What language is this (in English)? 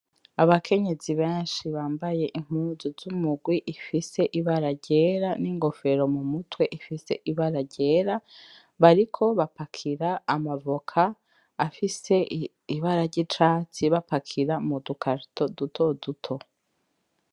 Rundi